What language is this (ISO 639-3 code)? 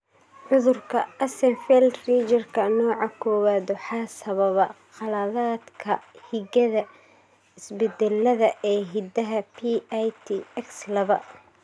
som